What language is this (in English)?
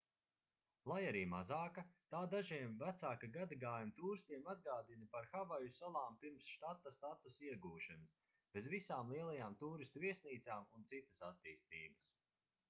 Latvian